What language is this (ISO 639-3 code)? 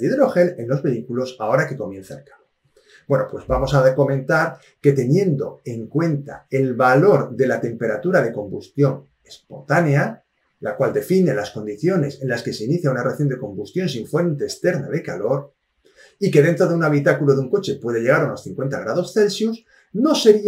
spa